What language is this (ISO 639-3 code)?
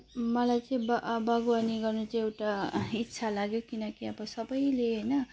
nep